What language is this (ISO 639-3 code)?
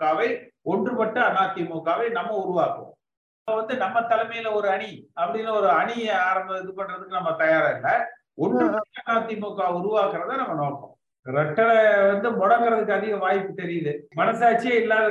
tam